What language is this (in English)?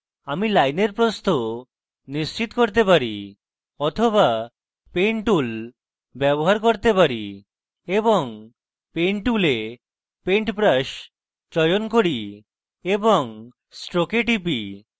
Bangla